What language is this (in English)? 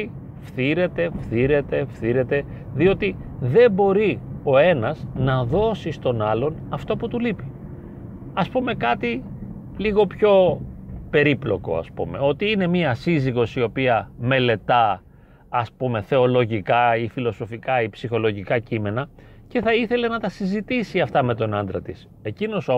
Greek